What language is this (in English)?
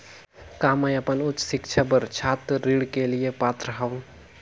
Chhattisgarhi